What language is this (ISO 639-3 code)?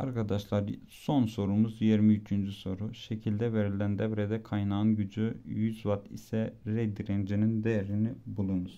tur